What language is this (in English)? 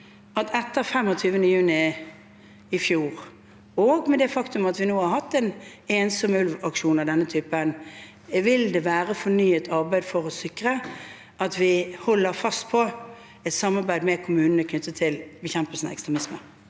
Norwegian